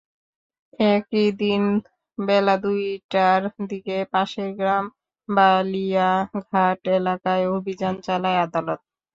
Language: Bangla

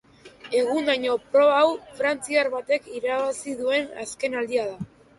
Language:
Basque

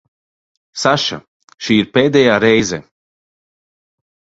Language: Latvian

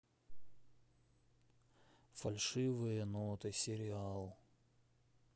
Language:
Russian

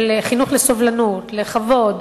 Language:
Hebrew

